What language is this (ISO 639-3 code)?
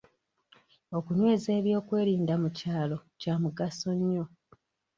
lug